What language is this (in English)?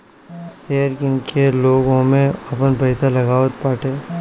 Bhojpuri